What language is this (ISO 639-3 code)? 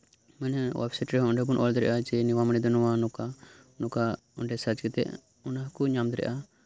sat